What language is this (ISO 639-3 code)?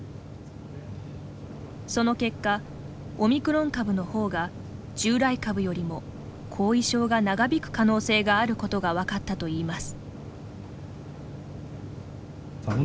jpn